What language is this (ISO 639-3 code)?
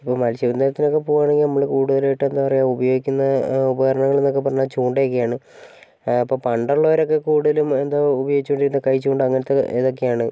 mal